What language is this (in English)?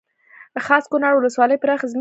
Pashto